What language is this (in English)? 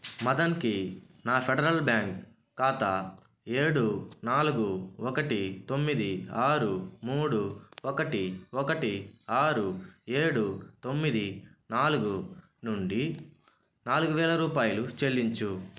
Telugu